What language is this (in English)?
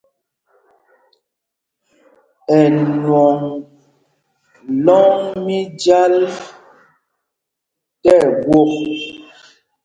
Mpumpong